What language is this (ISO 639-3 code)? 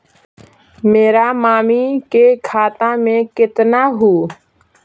mag